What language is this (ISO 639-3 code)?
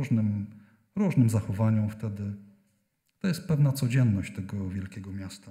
pol